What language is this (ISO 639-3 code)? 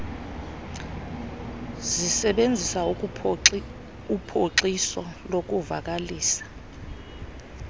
xho